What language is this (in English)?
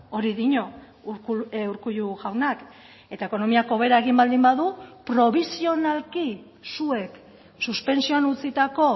Basque